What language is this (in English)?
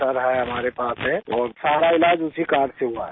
Urdu